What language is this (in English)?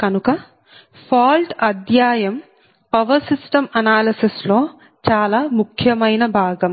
Telugu